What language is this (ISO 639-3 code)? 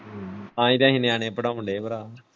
pan